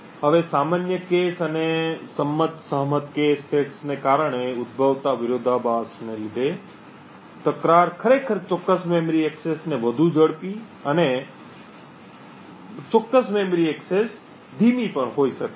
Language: Gujarati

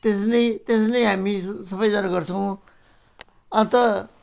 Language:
Nepali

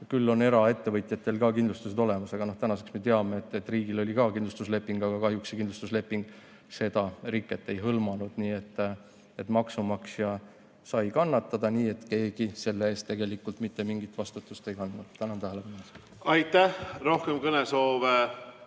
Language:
Estonian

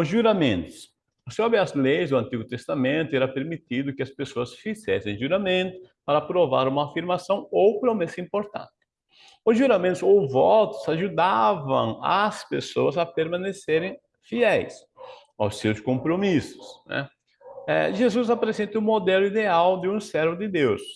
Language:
Portuguese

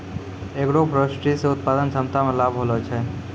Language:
Maithili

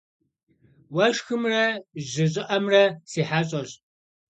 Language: Kabardian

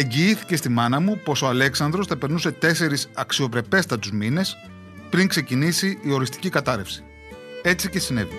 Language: Greek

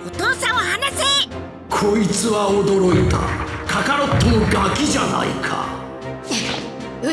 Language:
Japanese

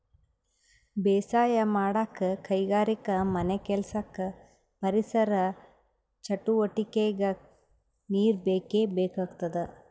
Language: Kannada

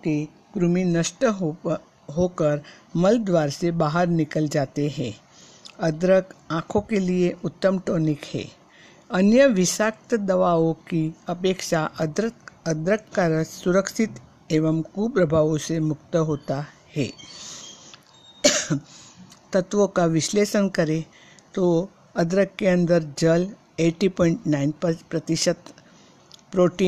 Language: Hindi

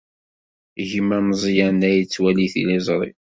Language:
Kabyle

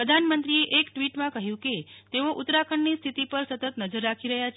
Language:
Gujarati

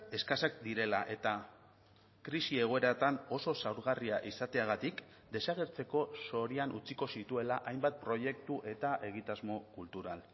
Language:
Basque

